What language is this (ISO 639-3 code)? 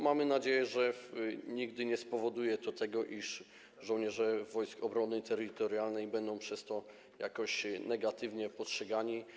pol